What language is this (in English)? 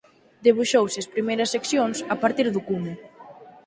Galician